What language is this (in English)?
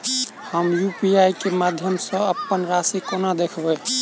Maithili